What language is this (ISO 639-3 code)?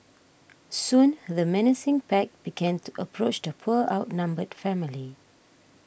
eng